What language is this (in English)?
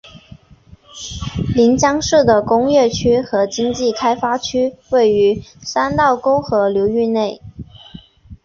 Chinese